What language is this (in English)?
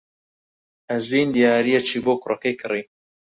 Central Kurdish